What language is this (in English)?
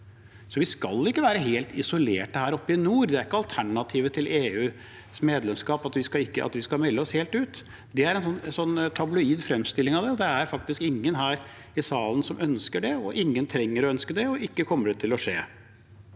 Norwegian